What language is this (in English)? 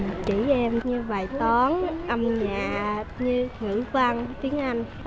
Vietnamese